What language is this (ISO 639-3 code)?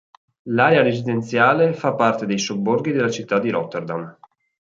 ita